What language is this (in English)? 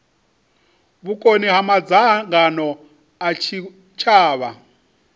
Venda